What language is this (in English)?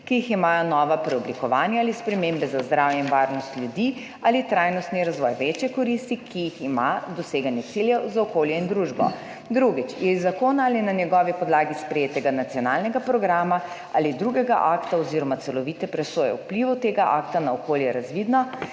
Slovenian